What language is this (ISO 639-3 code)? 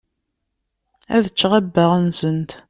kab